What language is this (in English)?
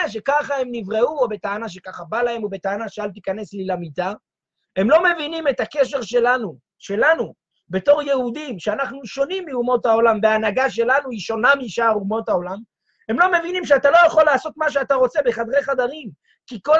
Hebrew